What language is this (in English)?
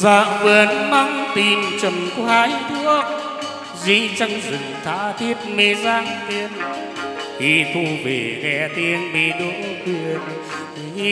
Vietnamese